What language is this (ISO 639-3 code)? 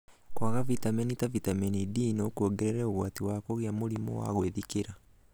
kik